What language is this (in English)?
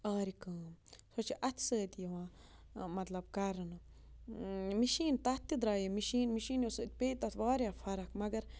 Kashmiri